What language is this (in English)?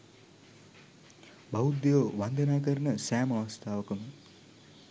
Sinhala